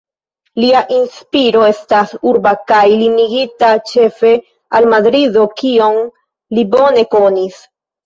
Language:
Esperanto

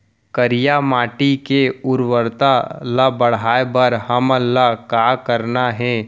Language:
Chhattisgarhi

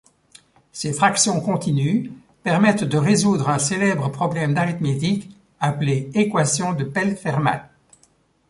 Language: French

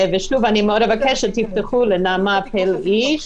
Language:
Hebrew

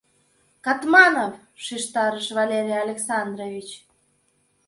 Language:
Mari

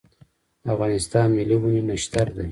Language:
Pashto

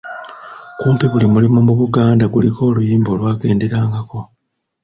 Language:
Ganda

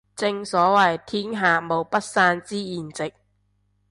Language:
Cantonese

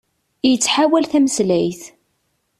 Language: Kabyle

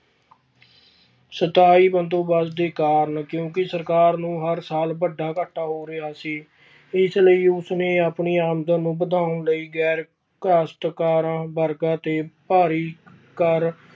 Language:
Punjabi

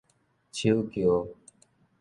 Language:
Min Nan Chinese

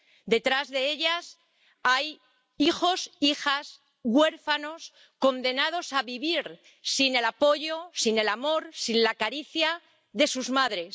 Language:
Spanish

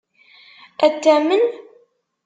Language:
Kabyle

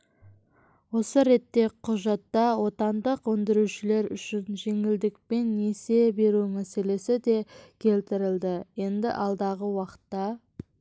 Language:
Kazakh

